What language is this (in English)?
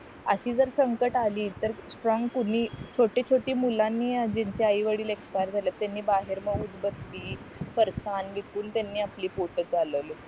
Marathi